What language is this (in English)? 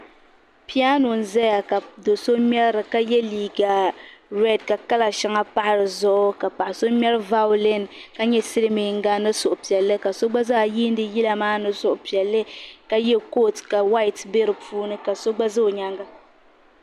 Dagbani